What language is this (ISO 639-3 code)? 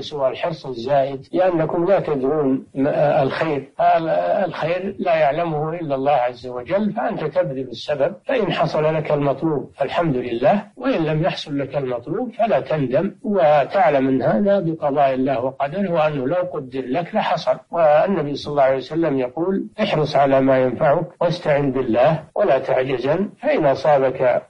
ara